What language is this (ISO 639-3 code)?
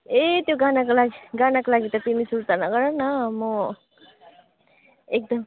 nep